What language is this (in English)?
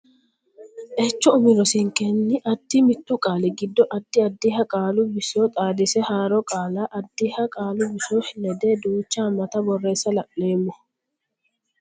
Sidamo